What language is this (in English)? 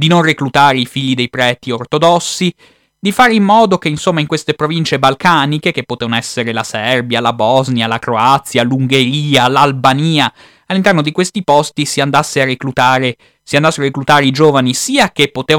Italian